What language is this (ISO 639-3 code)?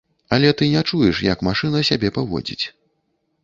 bel